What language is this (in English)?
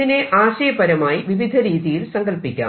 Malayalam